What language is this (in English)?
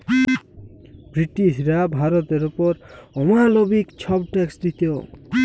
Bangla